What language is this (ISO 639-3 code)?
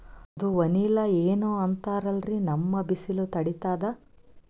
kan